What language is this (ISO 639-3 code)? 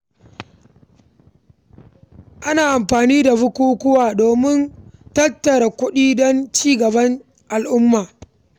hau